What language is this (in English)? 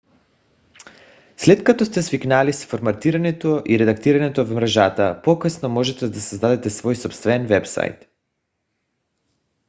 Bulgarian